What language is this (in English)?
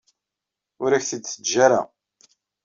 Kabyle